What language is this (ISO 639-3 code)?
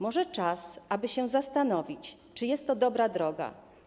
pol